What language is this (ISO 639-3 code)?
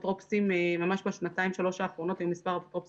heb